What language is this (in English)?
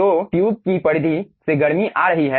Hindi